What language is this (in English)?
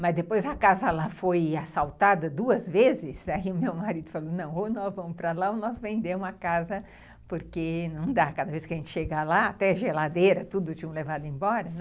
Portuguese